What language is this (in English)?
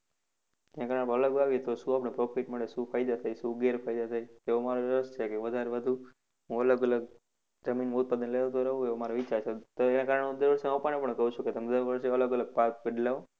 Gujarati